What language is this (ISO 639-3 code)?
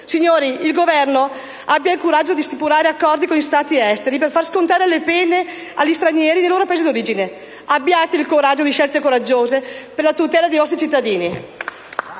ita